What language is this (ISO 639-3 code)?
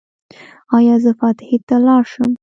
pus